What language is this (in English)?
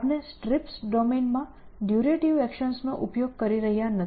Gujarati